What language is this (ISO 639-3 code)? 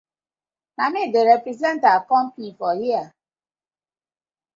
pcm